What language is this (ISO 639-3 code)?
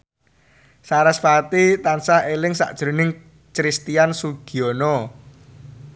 jav